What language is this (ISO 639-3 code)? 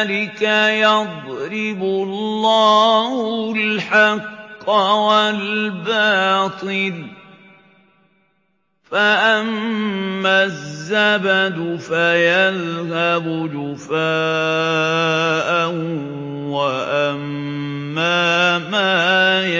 ara